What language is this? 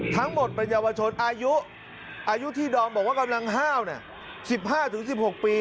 Thai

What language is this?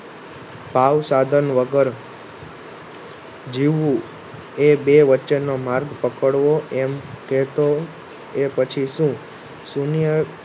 Gujarati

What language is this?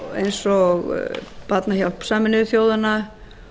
Icelandic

